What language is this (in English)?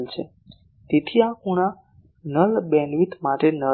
Gujarati